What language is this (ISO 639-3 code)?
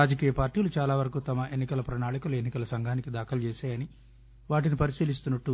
tel